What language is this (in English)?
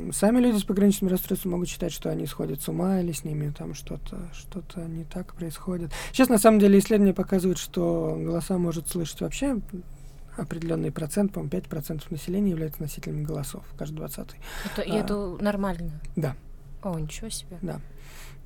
Russian